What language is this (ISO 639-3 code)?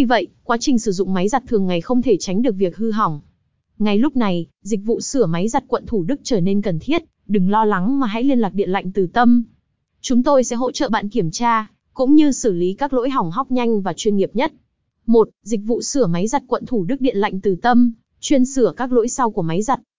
vie